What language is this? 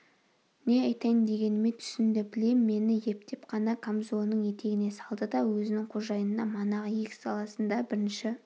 Kazakh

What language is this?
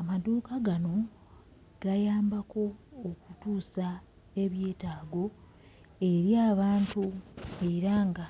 Ganda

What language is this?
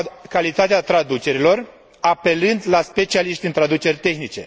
Romanian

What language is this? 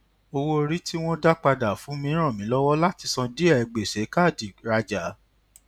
Yoruba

